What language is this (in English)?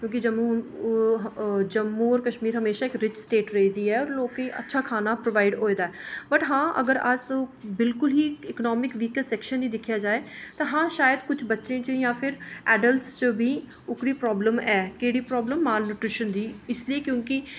Dogri